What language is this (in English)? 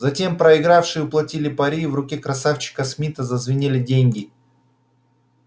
Russian